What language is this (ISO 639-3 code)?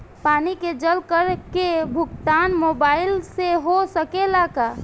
bho